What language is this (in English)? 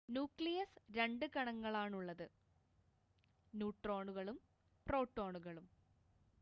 Malayalam